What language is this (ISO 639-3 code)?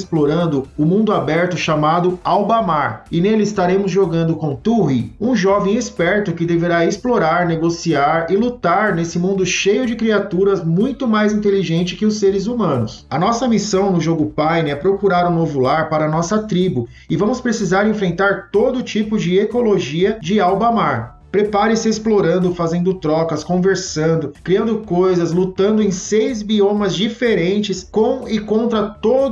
por